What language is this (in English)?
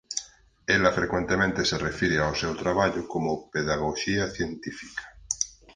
Galician